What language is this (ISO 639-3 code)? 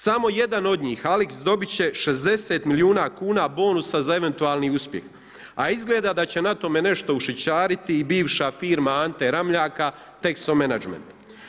hrv